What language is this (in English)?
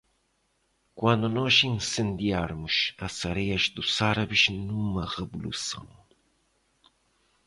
Portuguese